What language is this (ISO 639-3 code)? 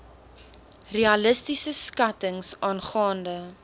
afr